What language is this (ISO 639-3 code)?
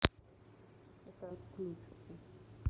rus